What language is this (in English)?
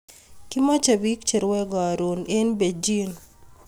Kalenjin